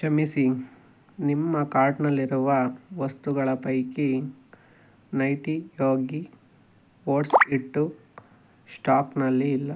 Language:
Kannada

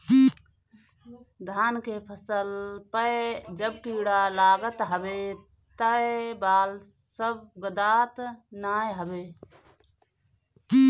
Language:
Bhojpuri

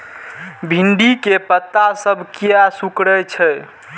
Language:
Maithili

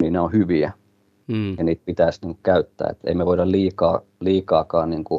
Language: Finnish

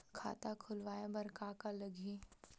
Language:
Chhattisgarhi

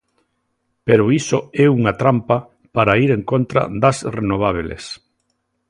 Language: Galician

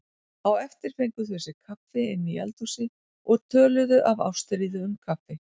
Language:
Icelandic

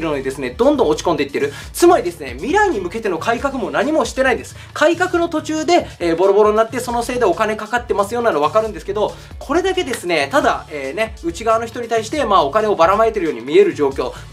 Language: Japanese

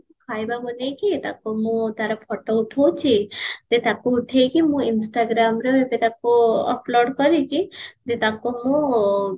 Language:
Odia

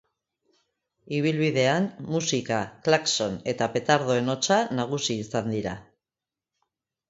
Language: Basque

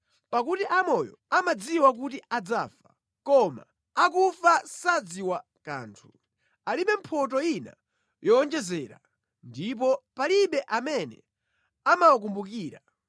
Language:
Nyanja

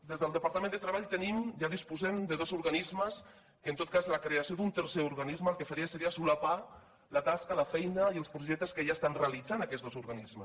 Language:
Catalan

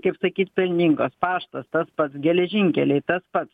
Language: Lithuanian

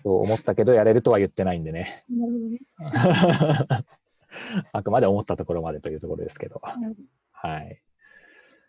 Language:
Japanese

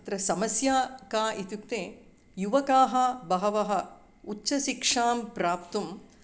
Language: Sanskrit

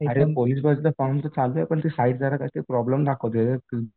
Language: Marathi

